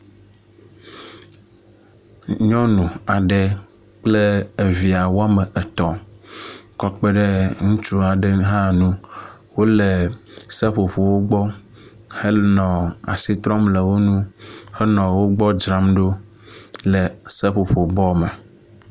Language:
Ewe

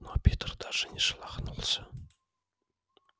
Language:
Russian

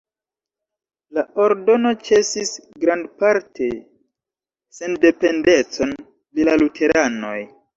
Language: Esperanto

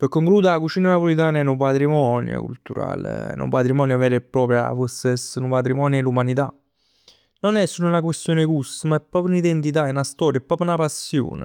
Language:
Neapolitan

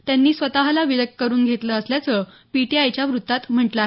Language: Marathi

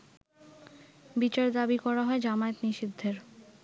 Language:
Bangla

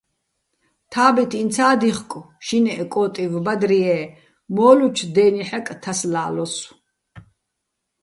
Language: Bats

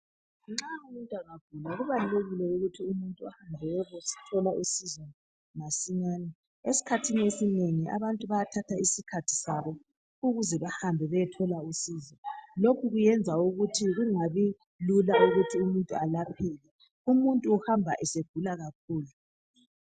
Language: North Ndebele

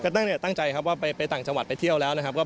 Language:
Thai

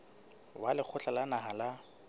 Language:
Southern Sotho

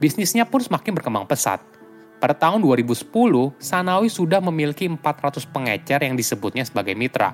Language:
Indonesian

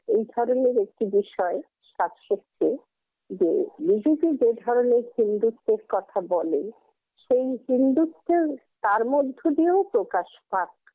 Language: Bangla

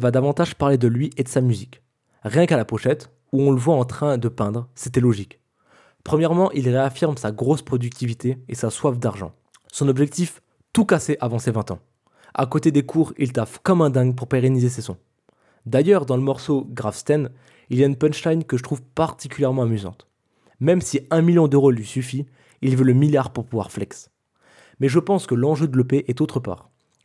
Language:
French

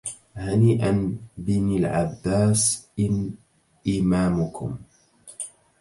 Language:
Arabic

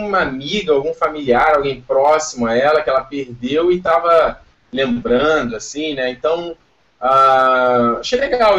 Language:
Portuguese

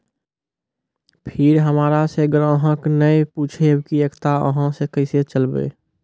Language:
Maithili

